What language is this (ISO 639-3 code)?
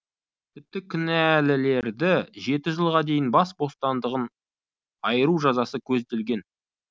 kaz